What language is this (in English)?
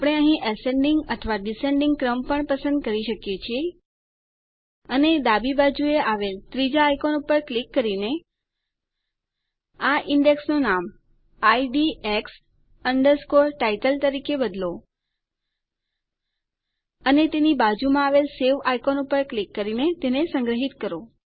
Gujarati